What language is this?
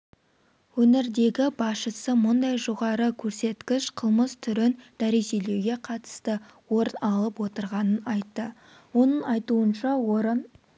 Kazakh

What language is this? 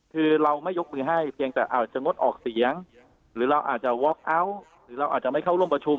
Thai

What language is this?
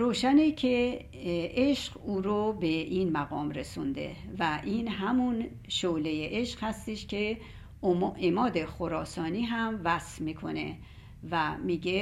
Persian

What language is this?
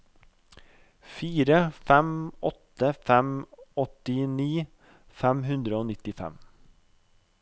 Norwegian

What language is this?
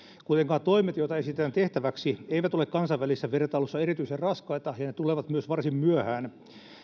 Finnish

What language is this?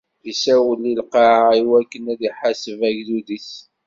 Kabyle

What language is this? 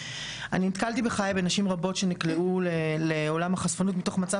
Hebrew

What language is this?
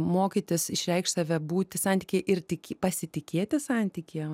Lithuanian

